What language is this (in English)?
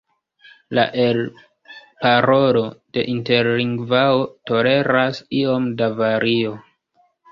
Esperanto